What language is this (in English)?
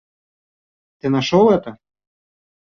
Russian